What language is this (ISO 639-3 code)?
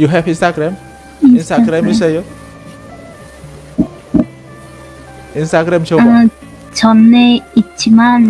kor